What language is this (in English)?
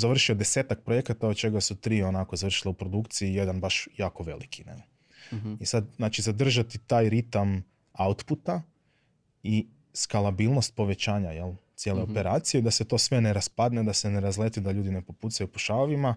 Croatian